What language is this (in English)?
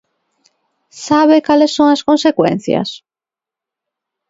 Galician